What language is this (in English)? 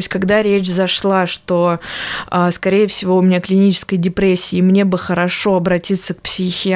Russian